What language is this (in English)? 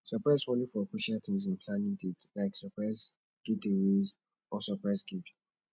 Nigerian Pidgin